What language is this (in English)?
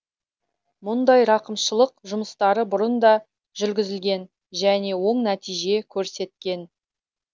Kazakh